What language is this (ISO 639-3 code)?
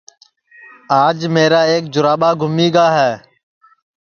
ssi